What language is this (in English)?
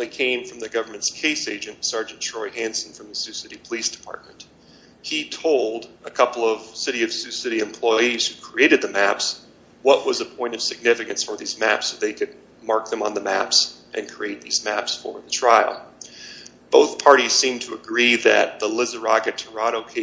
English